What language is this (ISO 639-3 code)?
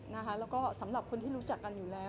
tha